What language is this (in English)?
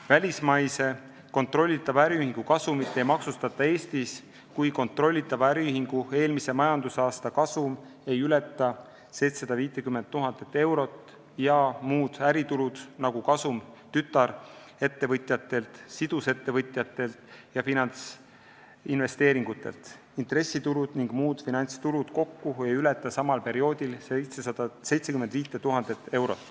Estonian